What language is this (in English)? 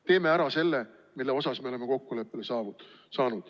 Estonian